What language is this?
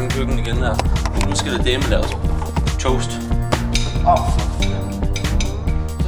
Danish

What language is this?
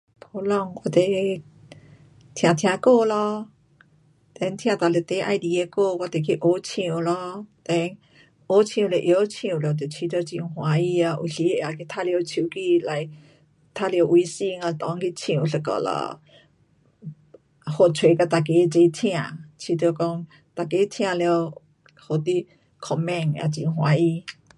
Pu-Xian Chinese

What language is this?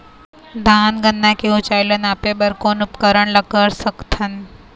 Chhattisgarhi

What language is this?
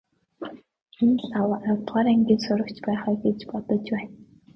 Mongolian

